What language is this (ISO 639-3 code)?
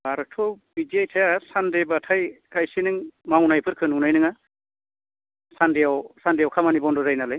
brx